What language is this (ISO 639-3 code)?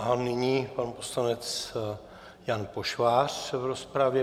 ces